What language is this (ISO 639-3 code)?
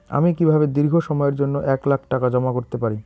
ben